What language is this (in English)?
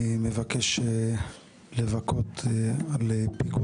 Hebrew